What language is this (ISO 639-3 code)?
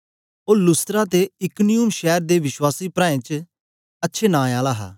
doi